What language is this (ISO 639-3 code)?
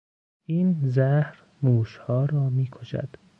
fas